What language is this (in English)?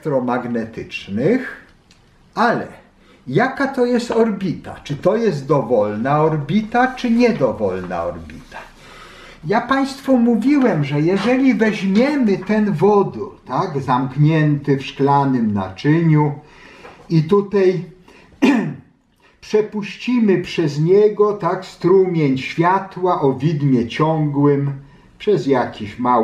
Polish